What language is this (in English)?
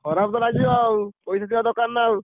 Odia